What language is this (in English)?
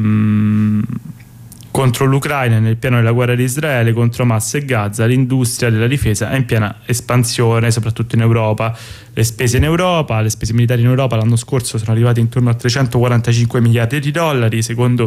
Italian